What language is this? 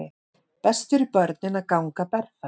Icelandic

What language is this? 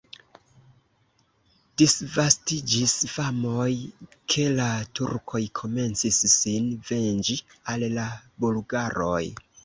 Esperanto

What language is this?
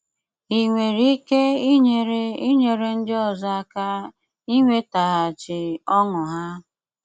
Igbo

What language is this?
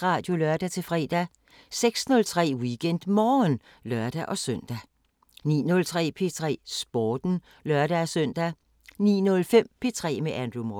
Danish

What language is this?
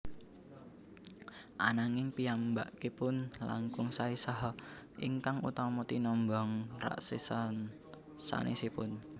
Javanese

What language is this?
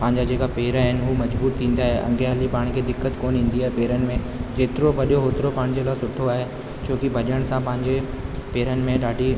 Sindhi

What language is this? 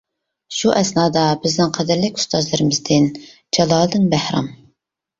Uyghur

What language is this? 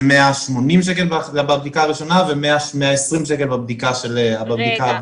Hebrew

